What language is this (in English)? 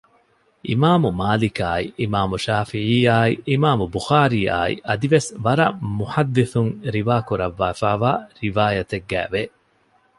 Divehi